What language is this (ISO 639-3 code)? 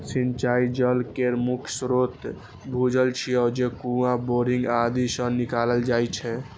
mai